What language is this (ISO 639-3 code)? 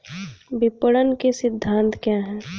hin